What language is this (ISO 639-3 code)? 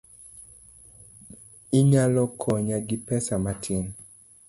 luo